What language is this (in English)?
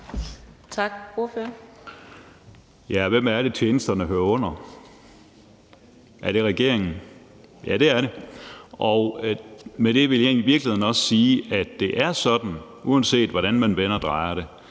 Danish